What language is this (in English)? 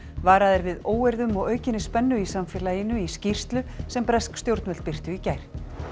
Icelandic